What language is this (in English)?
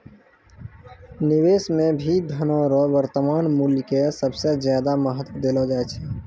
Maithili